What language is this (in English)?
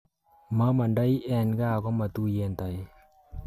Kalenjin